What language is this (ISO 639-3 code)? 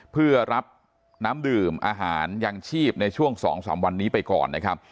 tha